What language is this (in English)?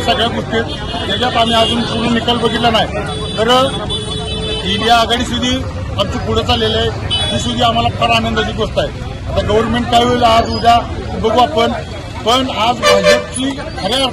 Marathi